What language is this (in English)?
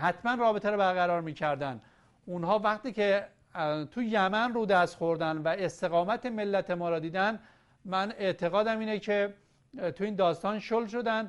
Persian